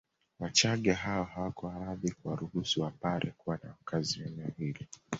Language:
Swahili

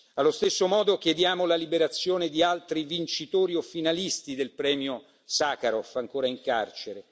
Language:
Italian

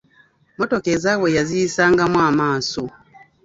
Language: Ganda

